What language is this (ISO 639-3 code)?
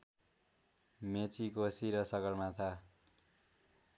nep